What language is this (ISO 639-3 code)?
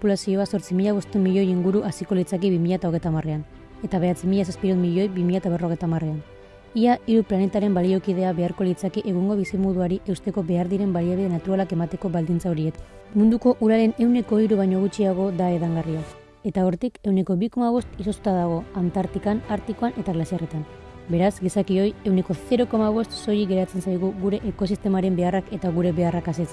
eus